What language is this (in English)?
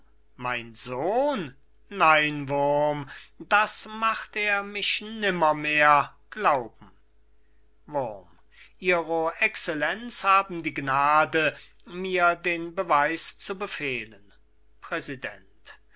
German